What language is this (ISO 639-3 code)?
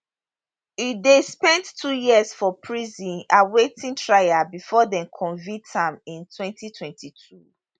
pcm